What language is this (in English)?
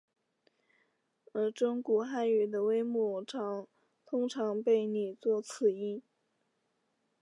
Chinese